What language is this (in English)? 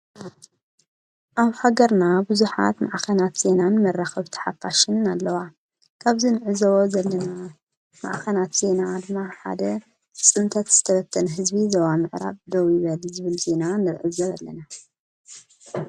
Tigrinya